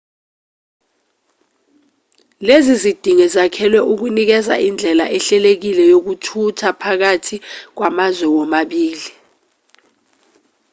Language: Zulu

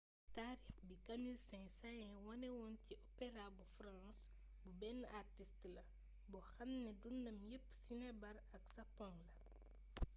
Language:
Wolof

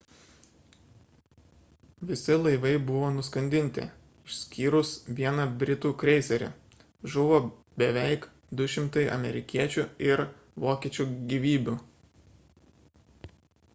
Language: Lithuanian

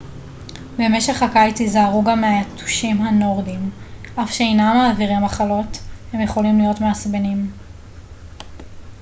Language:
Hebrew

